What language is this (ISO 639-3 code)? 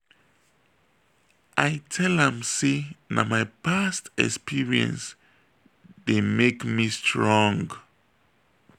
pcm